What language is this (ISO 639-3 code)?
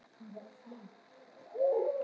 isl